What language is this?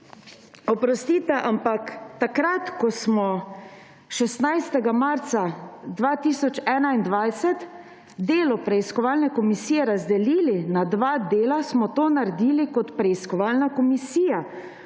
Slovenian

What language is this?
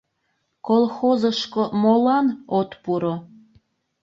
Mari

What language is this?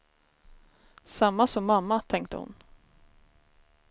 Swedish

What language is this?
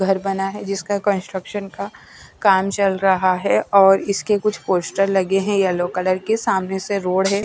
Hindi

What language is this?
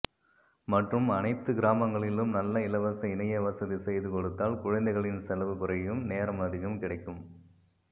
Tamil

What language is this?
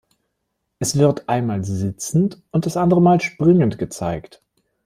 German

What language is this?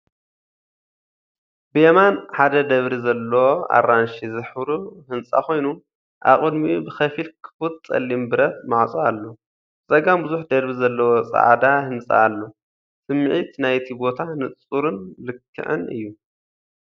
Tigrinya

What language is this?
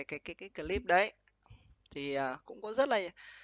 Vietnamese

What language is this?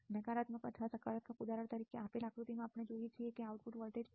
Gujarati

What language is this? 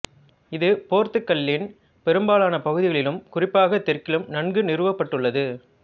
Tamil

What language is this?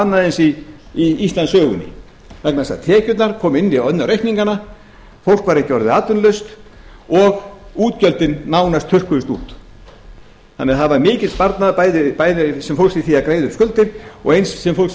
Icelandic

